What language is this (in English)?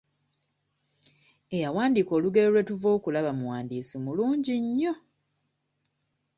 Ganda